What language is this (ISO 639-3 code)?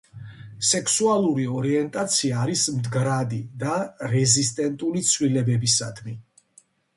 kat